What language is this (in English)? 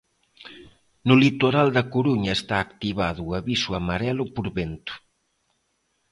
Galician